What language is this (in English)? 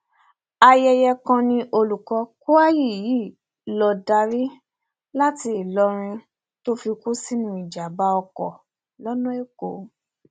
Yoruba